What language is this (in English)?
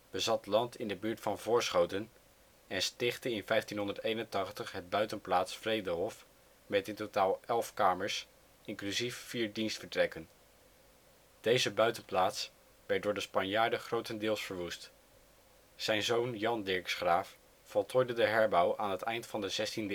Dutch